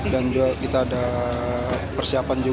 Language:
Indonesian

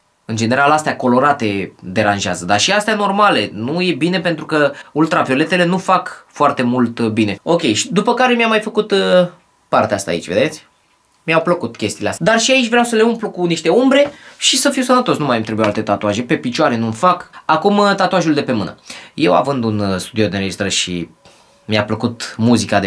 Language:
Romanian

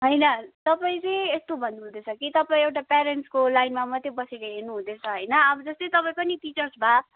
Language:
Nepali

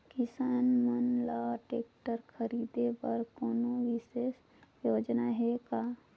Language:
Chhattisgarhi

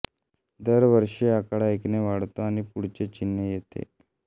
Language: Marathi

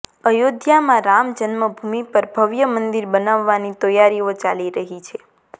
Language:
Gujarati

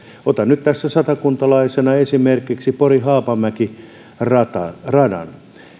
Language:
Finnish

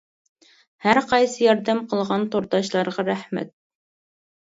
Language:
Uyghur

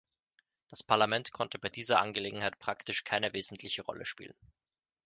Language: German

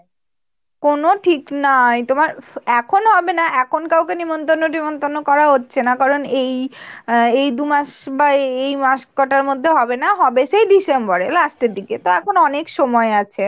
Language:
Bangla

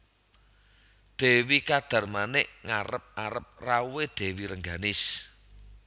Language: Javanese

